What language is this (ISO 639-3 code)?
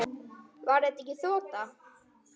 isl